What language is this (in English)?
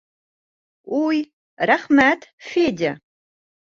Bashkir